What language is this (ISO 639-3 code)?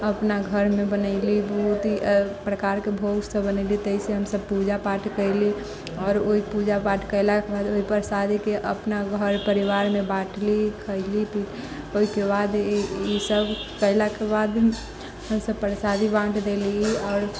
mai